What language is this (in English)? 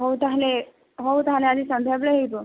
Odia